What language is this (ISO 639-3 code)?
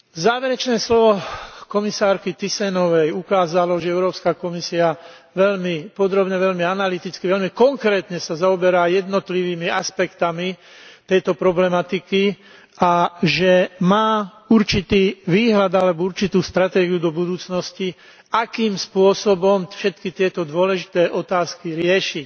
slk